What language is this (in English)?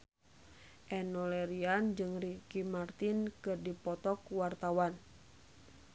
Sundanese